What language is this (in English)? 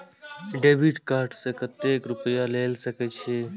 Maithili